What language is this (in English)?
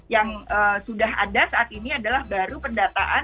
Indonesian